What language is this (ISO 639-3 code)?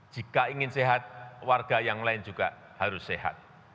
ind